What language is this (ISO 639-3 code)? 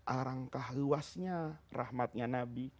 ind